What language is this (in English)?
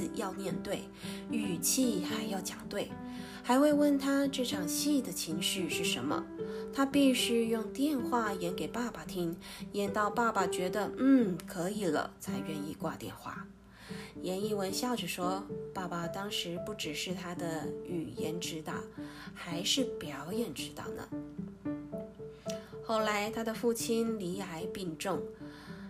Chinese